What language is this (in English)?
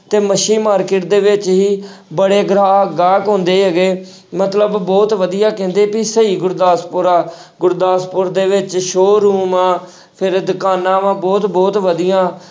Punjabi